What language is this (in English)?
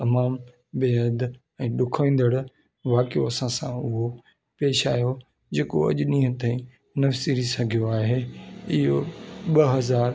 Sindhi